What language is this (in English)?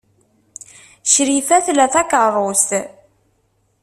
Kabyle